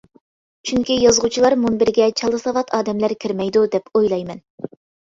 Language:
Uyghur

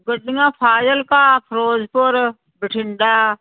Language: Punjabi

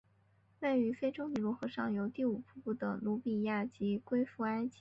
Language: Chinese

